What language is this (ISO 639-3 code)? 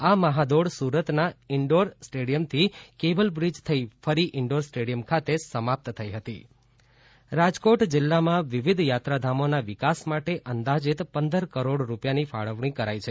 guj